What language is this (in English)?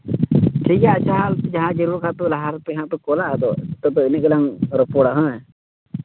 Santali